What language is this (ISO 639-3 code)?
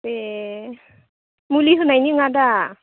brx